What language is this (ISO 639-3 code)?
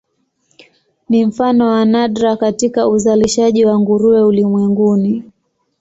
swa